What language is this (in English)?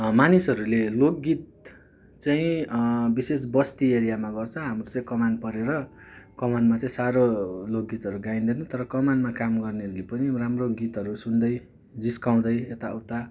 Nepali